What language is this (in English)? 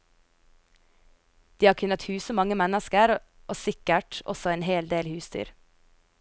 Norwegian